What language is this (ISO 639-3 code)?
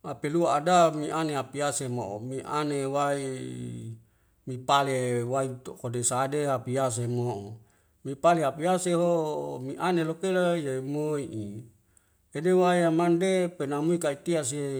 weo